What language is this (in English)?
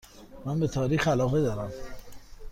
Persian